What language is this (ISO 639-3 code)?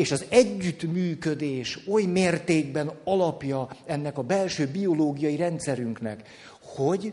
hun